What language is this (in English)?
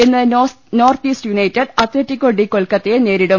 Malayalam